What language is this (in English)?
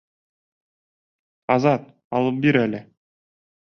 Bashkir